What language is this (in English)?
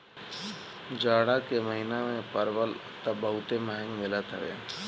Bhojpuri